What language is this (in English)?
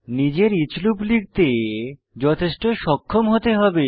Bangla